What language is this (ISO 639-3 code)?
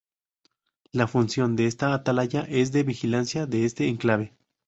spa